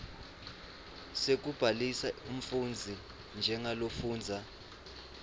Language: Swati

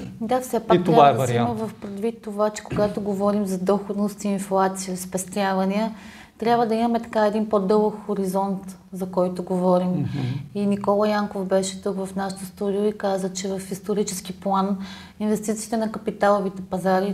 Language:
Bulgarian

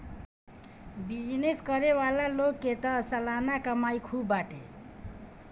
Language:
Bhojpuri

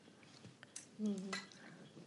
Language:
Welsh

